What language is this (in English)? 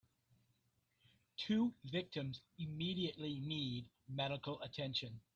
English